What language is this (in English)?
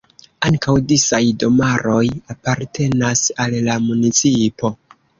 Esperanto